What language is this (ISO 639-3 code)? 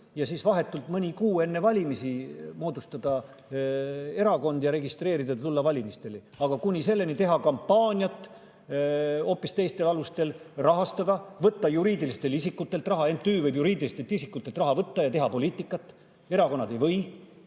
est